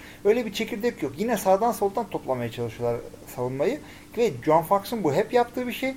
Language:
Turkish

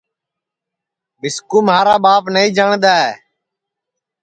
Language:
Sansi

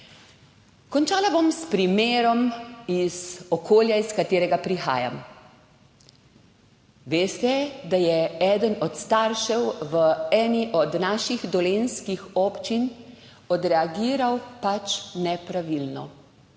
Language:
Slovenian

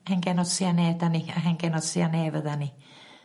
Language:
Welsh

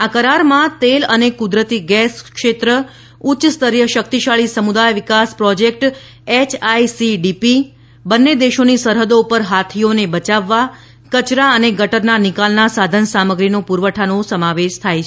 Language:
Gujarati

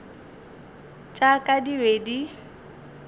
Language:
Northern Sotho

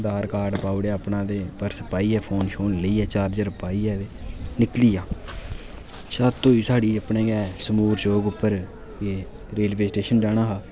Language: Dogri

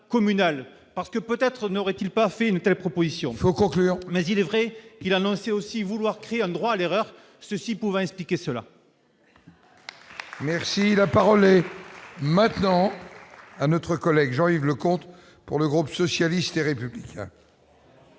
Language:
French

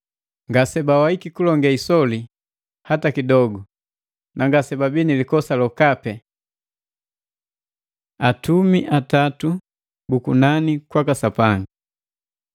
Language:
Matengo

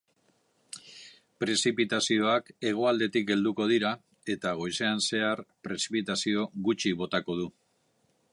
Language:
Basque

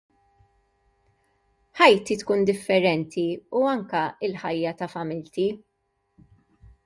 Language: Maltese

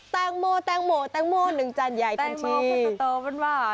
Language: Thai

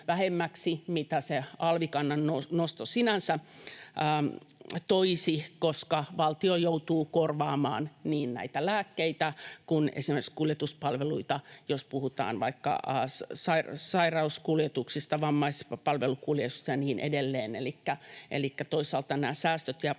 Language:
Finnish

